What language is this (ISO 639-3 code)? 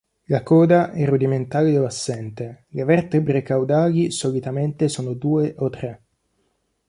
ita